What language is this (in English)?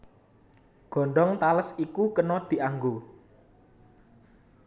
Javanese